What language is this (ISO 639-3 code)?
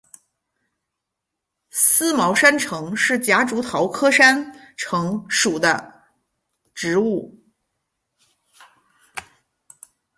zho